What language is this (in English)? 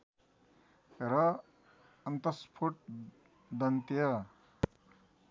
Nepali